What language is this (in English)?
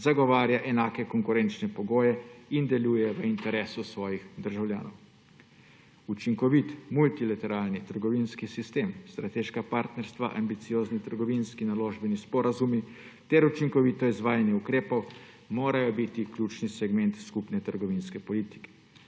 Slovenian